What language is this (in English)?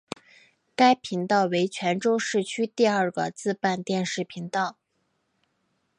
Chinese